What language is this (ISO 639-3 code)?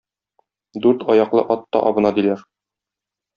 tat